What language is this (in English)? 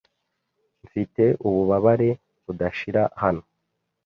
Kinyarwanda